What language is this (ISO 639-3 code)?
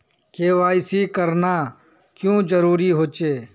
mag